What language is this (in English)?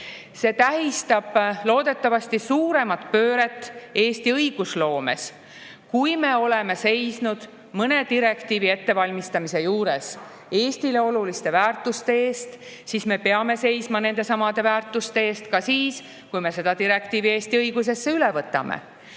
Estonian